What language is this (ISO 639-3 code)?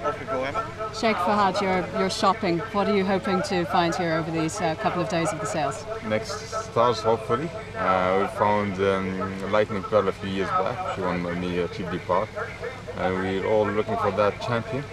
eng